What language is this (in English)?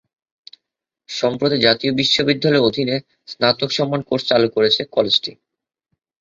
Bangla